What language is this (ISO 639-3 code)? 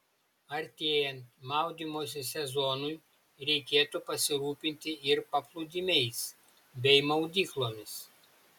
lit